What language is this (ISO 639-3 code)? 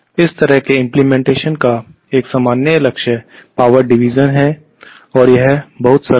hin